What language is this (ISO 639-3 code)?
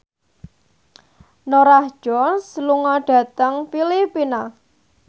jav